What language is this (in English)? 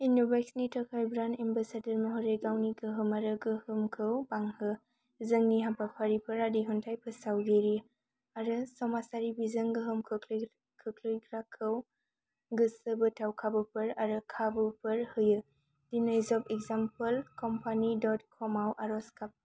Bodo